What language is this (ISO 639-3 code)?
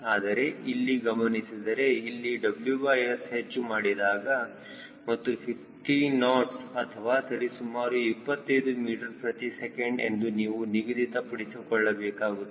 kan